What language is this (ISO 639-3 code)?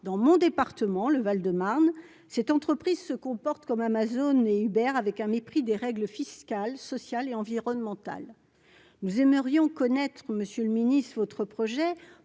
fra